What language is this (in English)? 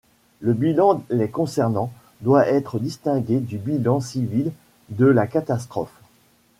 French